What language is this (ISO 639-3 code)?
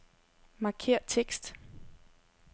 dan